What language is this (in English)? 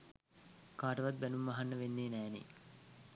Sinhala